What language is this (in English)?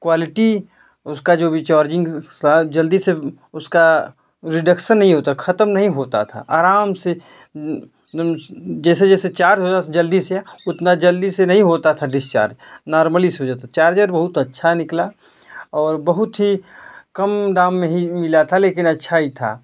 Hindi